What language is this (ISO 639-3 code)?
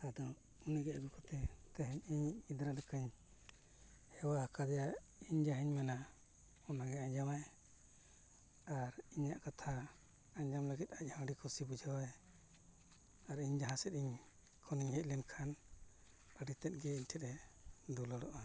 sat